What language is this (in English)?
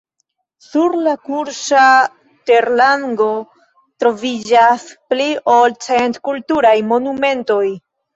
Esperanto